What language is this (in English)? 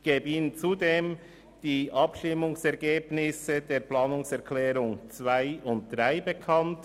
Swiss German